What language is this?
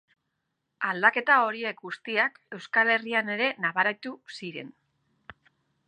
Basque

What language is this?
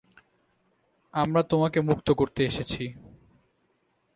Bangla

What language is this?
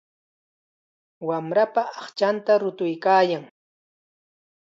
Chiquián Ancash Quechua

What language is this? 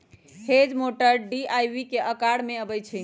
Magahi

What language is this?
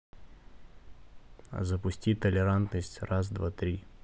Russian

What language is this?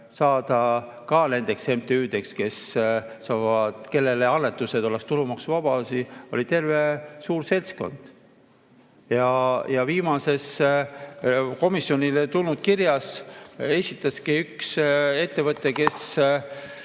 Estonian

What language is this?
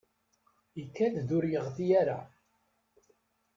Kabyle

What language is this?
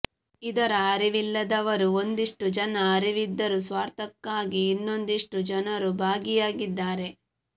Kannada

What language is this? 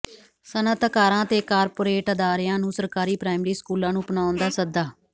Punjabi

